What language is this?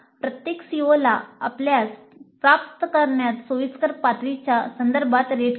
Marathi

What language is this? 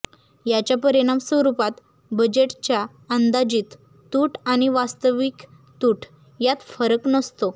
Marathi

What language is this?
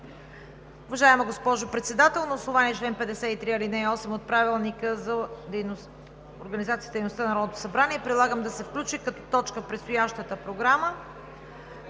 Bulgarian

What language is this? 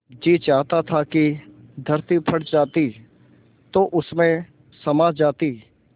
Hindi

